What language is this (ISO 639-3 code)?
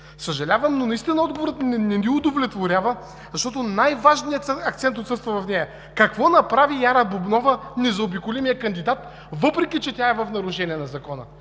bul